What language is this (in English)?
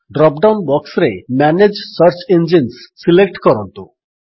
Odia